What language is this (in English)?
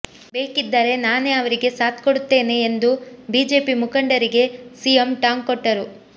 Kannada